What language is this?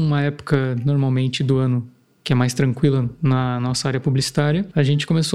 Portuguese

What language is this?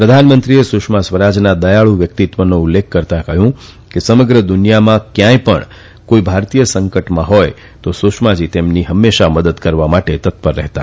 Gujarati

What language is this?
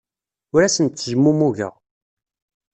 Kabyle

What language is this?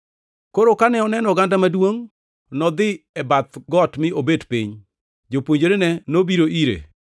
Luo (Kenya and Tanzania)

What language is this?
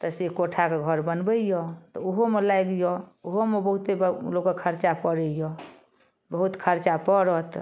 Maithili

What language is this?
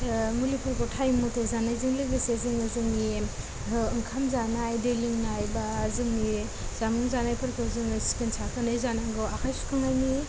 Bodo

